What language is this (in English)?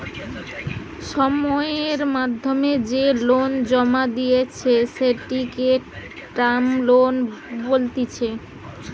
Bangla